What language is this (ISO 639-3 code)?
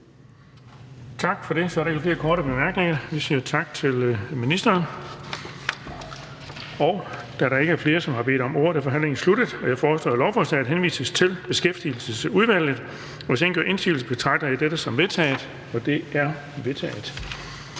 dan